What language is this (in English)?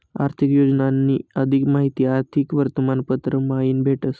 Marathi